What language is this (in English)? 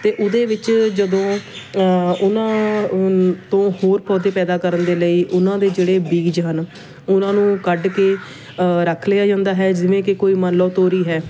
Punjabi